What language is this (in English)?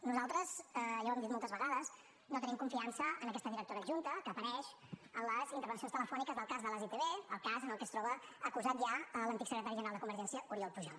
Catalan